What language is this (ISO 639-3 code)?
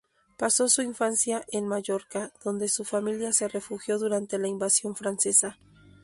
spa